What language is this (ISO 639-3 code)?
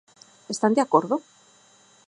glg